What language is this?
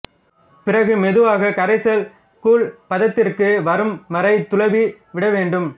Tamil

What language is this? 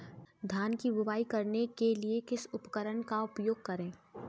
Hindi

